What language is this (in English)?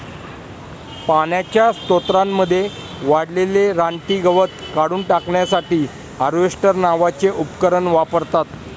Marathi